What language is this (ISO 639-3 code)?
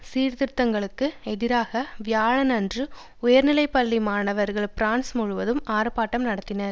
tam